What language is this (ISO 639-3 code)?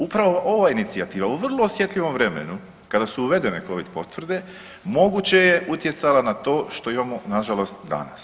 hrv